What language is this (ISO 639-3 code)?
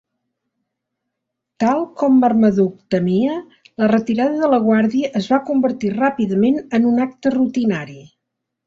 cat